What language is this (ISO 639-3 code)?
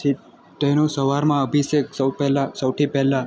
guj